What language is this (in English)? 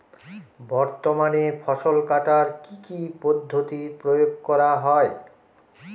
Bangla